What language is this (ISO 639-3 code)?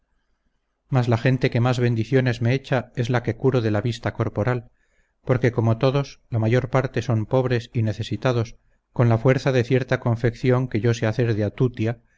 spa